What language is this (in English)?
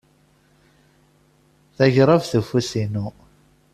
Kabyle